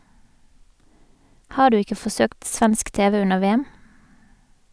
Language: Norwegian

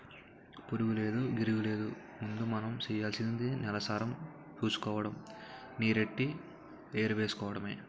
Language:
Telugu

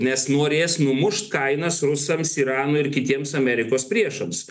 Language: Lithuanian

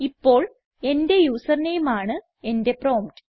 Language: Malayalam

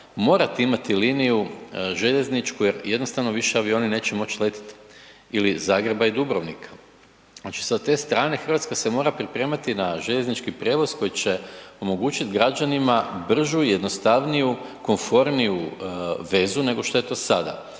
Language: Croatian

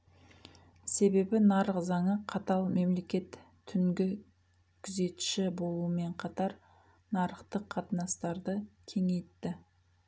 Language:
Kazakh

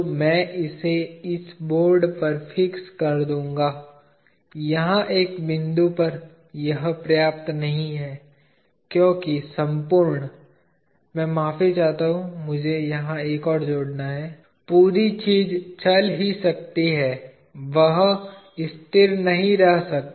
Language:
Hindi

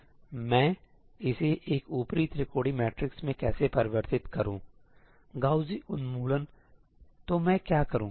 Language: Hindi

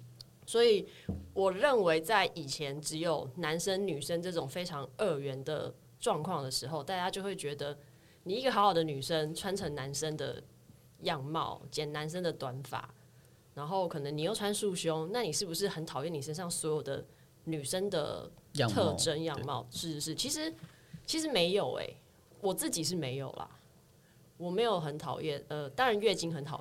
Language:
Chinese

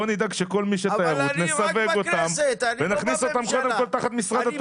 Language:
Hebrew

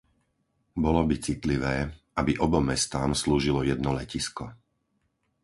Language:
Slovak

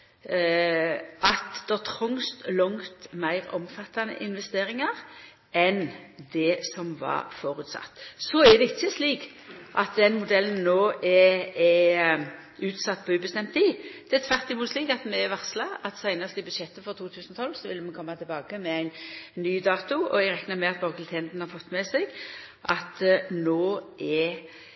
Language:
Norwegian Nynorsk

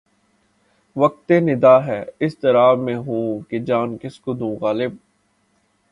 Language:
Urdu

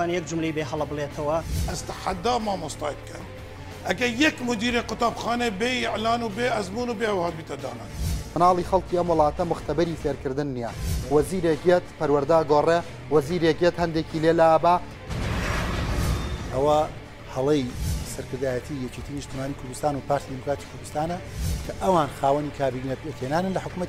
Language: Arabic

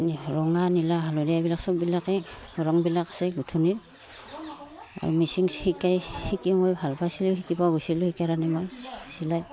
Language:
Assamese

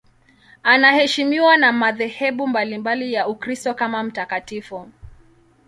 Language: Swahili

